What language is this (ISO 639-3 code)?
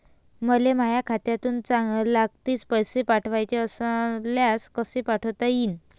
mar